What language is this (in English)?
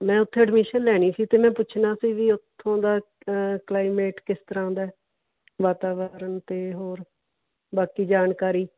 Punjabi